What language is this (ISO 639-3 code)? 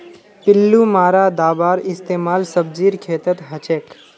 mag